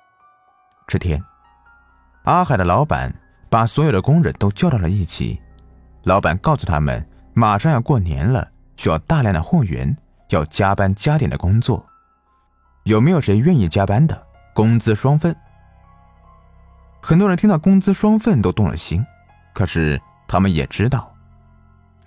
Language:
Chinese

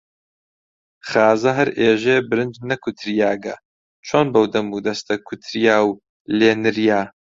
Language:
Central Kurdish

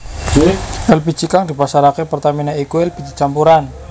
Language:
Javanese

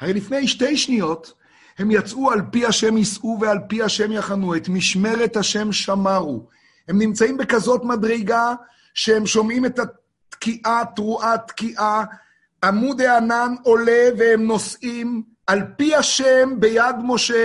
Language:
Hebrew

